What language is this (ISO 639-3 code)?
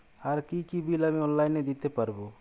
ben